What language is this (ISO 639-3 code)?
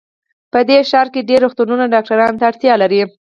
pus